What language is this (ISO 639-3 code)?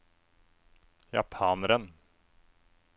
nor